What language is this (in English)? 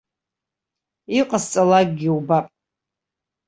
Abkhazian